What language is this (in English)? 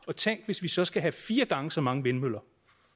Danish